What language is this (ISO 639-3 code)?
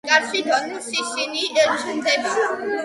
kat